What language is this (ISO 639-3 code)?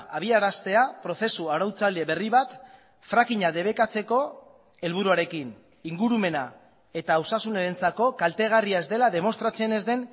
eus